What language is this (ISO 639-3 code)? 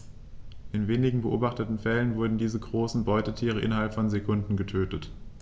deu